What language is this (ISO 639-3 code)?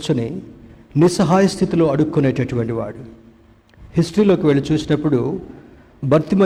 tel